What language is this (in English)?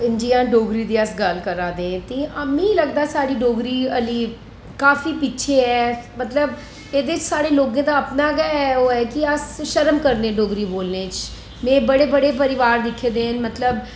Dogri